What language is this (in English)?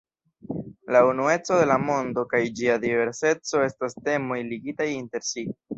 Esperanto